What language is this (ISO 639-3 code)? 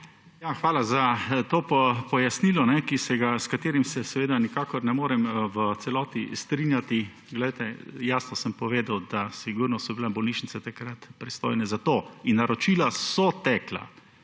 slv